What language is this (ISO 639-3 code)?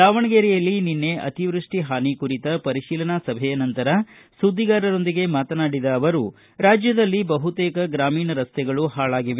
kan